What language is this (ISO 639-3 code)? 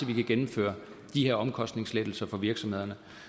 dan